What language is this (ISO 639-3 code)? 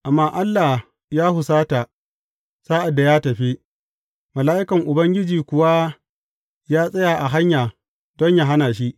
hau